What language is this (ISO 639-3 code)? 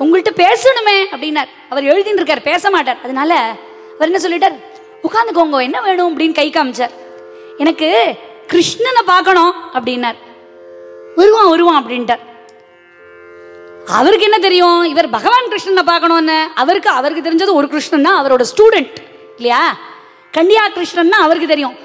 tam